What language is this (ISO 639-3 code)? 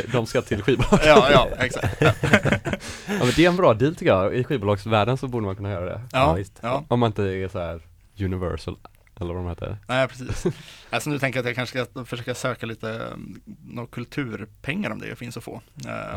swe